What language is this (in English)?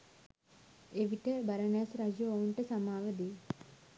Sinhala